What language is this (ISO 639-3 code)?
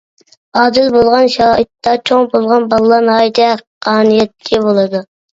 uig